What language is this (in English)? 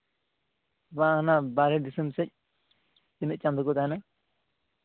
Santali